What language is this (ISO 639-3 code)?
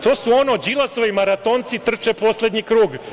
srp